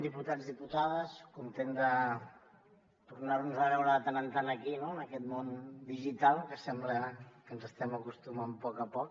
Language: Catalan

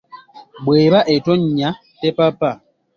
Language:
Ganda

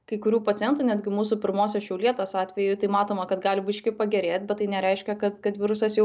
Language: Lithuanian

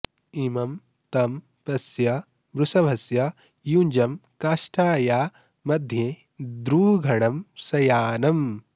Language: Sanskrit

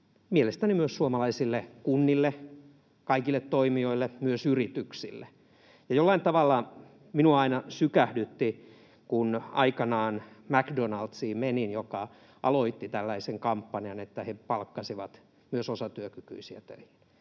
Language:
Finnish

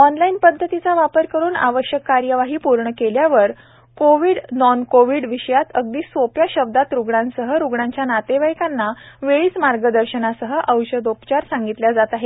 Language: Marathi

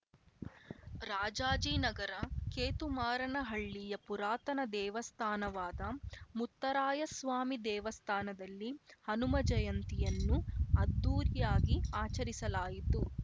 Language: Kannada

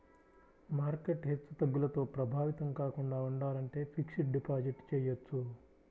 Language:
Telugu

